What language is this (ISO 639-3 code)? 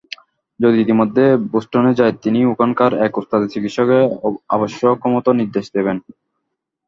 ben